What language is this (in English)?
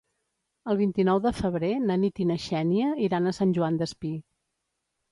Catalan